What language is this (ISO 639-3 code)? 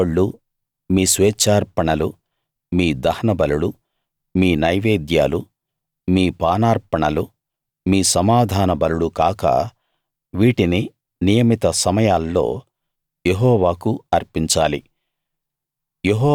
tel